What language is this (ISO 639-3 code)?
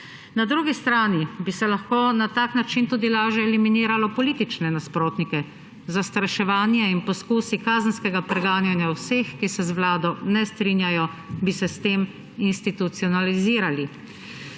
slv